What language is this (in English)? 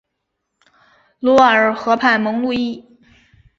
Chinese